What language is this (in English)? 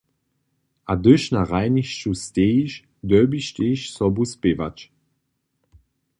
Upper Sorbian